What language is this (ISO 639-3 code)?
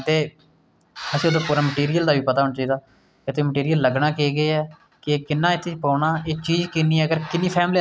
doi